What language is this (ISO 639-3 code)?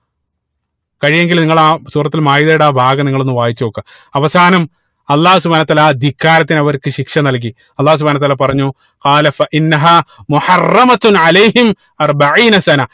mal